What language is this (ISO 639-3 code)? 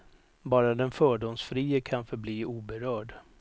swe